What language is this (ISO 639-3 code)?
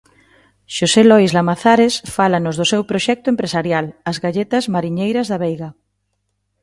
glg